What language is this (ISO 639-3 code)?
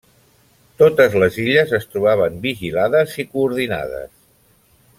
cat